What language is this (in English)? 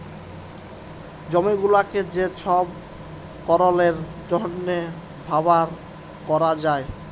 Bangla